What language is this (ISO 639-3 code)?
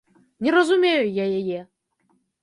bel